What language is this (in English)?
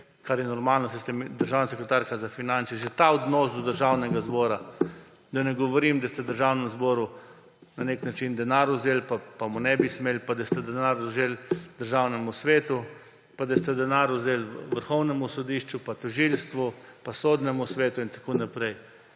Slovenian